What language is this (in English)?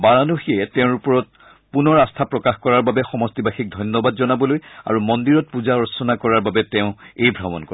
Assamese